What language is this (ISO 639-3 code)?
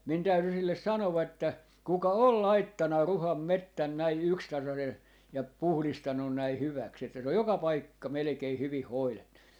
fin